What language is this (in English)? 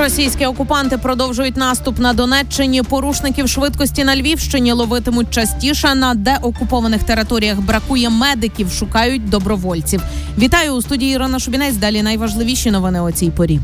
Ukrainian